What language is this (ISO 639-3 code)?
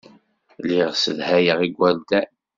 kab